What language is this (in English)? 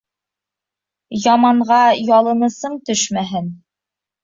Bashkir